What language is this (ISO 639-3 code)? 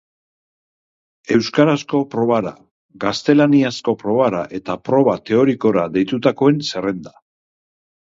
eus